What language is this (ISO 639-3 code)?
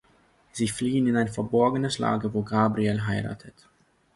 deu